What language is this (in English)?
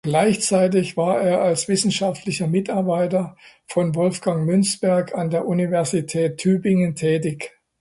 German